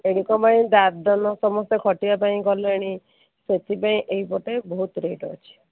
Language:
Odia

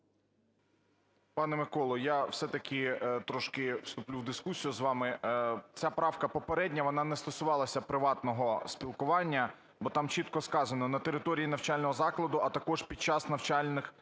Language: Ukrainian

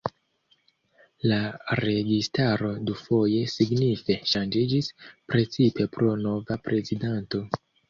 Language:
Esperanto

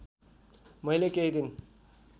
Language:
Nepali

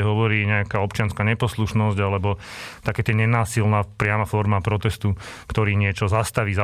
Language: Slovak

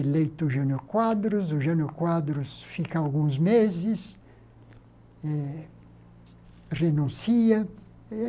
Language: Portuguese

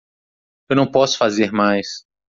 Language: Portuguese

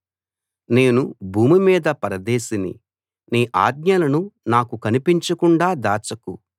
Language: Telugu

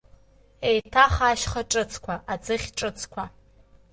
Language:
Abkhazian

